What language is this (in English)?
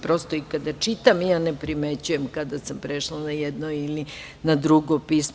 Serbian